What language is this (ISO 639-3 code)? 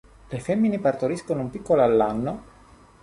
ita